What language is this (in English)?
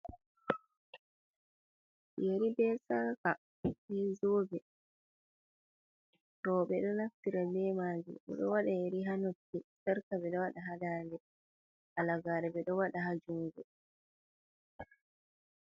Fula